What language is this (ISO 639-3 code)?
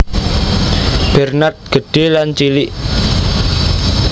jav